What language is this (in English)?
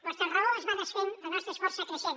Catalan